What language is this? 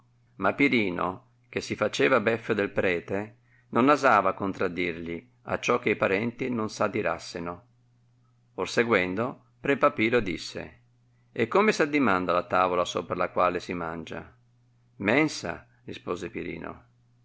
Italian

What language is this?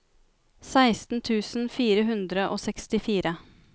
Norwegian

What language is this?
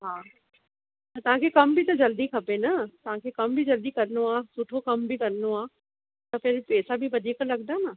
Sindhi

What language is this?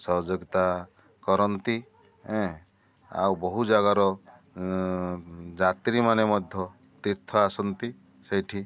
Odia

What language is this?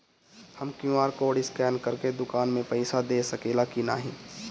Bhojpuri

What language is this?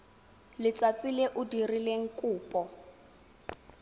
Tswana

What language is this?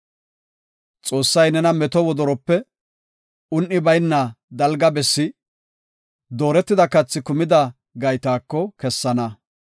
Gofa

